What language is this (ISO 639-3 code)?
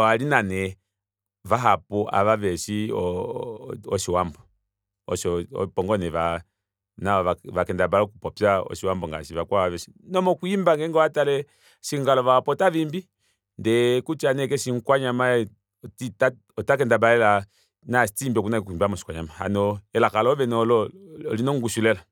kua